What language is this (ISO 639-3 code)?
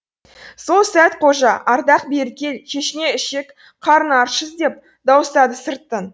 kaz